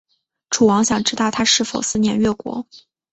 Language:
Chinese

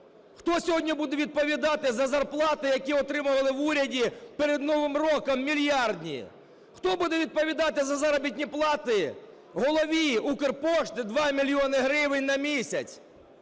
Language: Ukrainian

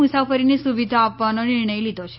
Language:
Gujarati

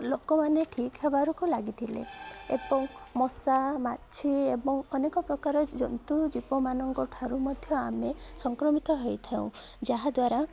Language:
Odia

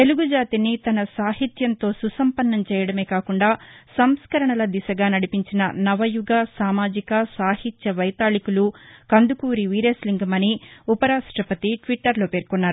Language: Telugu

